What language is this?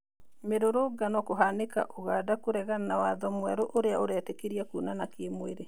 Kikuyu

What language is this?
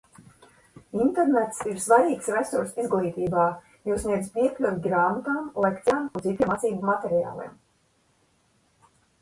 Latvian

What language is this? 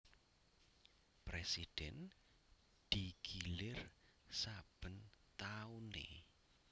Javanese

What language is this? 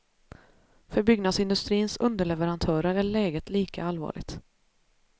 Swedish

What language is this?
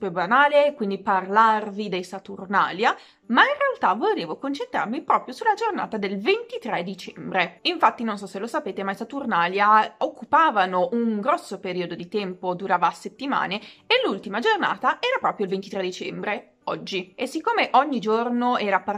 Italian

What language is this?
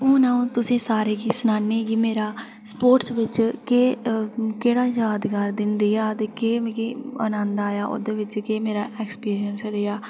Dogri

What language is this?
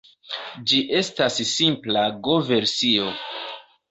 Esperanto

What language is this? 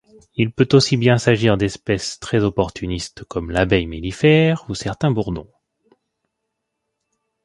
French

